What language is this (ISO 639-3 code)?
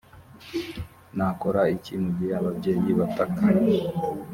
kin